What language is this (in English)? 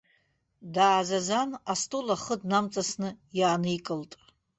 Abkhazian